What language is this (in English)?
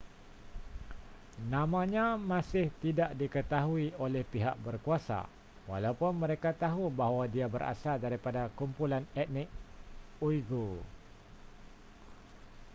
Malay